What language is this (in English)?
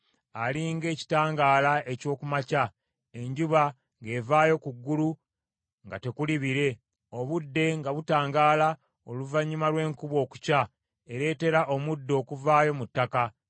Ganda